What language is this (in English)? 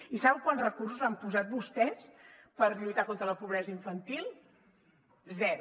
Catalan